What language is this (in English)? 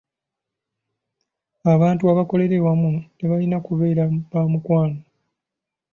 Ganda